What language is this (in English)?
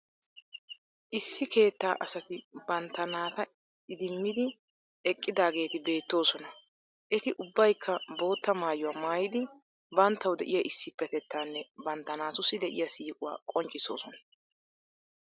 Wolaytta